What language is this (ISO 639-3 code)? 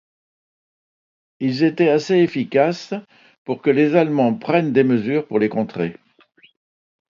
fra